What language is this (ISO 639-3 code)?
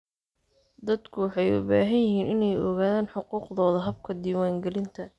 som